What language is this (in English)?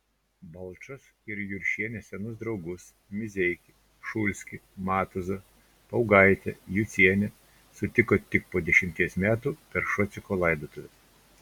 Lithuanian